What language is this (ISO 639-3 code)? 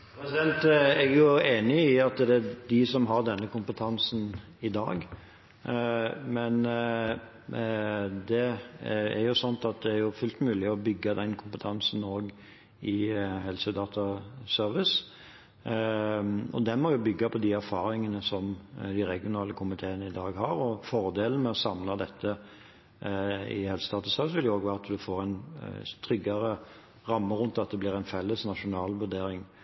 nor